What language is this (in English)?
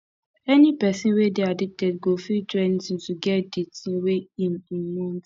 Nigerian Pidgin